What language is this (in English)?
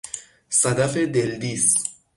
Persian